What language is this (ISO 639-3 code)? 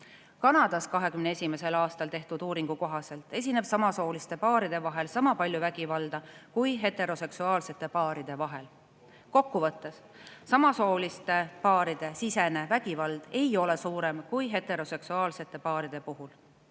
est